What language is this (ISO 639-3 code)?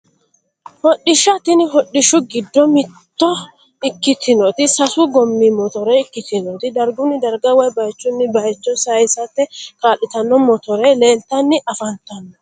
sid